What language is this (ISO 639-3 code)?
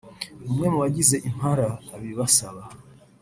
kin